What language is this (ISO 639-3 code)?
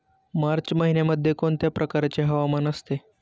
mar